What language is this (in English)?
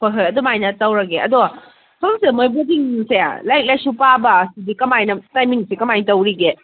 Manipuri